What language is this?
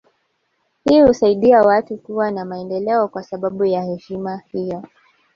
Swahili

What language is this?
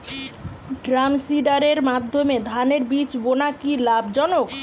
Bangla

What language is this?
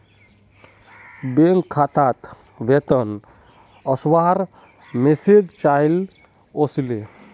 Magahi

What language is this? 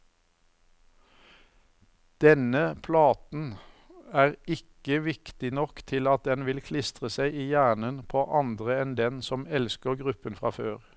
Norwegian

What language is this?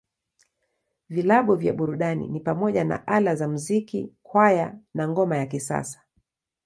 Swahili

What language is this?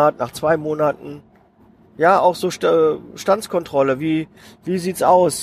German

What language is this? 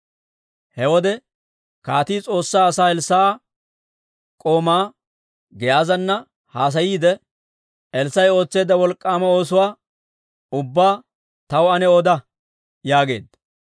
Dawro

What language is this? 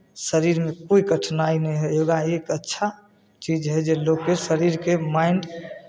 Maithili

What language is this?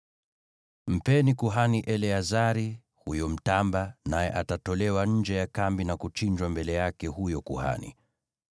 Swahili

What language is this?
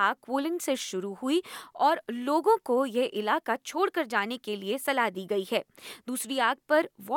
Hindi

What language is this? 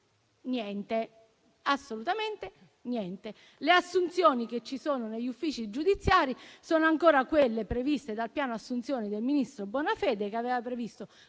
Italian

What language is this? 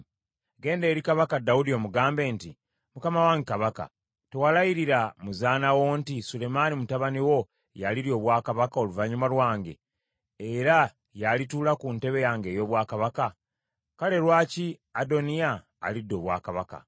Ganda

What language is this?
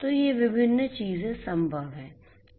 Hindi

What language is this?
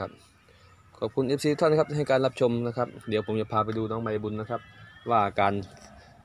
Thai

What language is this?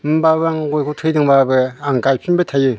Bodo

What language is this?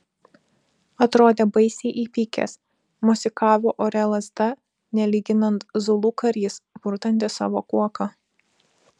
Lithuanian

